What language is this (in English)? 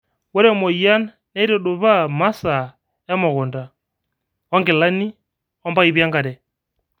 Masai